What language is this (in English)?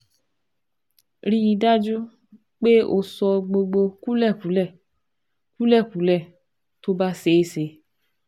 Yoruba